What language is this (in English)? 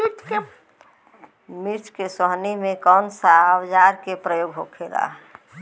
Bhojpuri